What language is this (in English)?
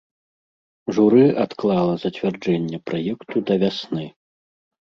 Belarusian